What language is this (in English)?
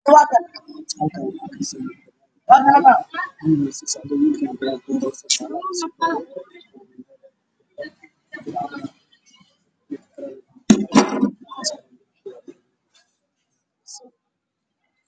Somali